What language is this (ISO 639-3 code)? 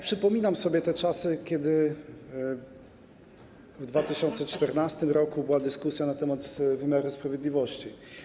pol